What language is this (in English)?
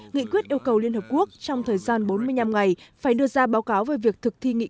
Vietnamese